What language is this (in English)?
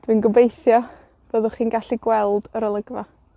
Welsh